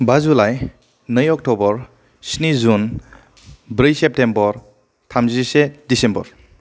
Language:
Bodo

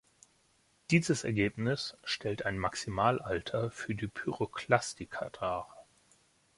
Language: German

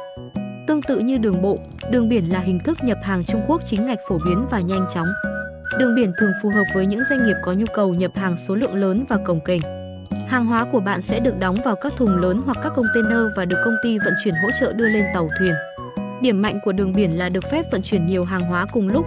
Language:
Vietnamese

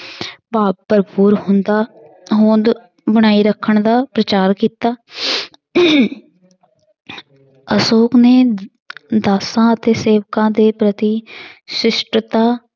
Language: Punjabi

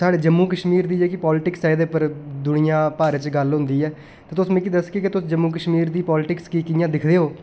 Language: Dogri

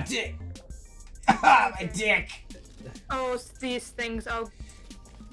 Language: English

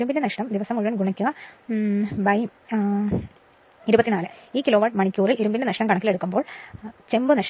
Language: Malayalam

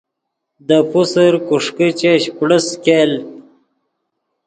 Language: Yidgha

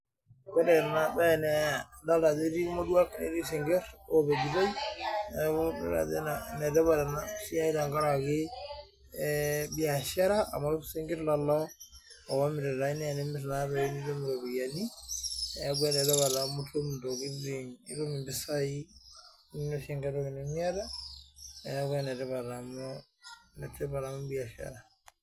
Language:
Masai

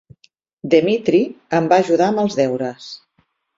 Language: Catalan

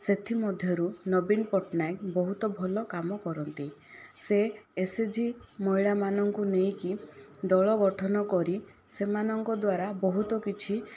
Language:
Odia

